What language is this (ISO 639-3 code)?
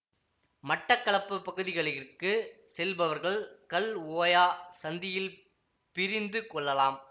tam